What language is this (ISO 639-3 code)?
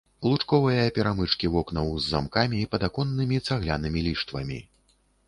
bel